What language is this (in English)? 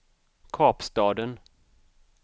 Swedish